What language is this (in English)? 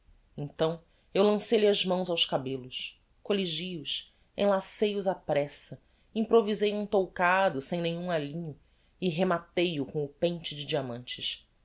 Portuguese